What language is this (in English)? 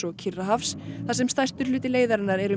Icelandic